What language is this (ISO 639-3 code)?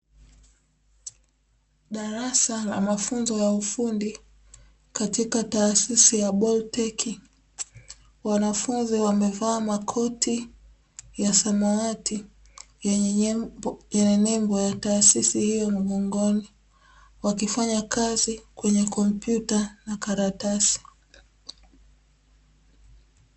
swa